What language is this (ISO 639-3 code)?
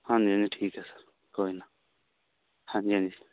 pan